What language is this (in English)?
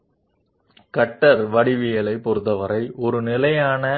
Telugu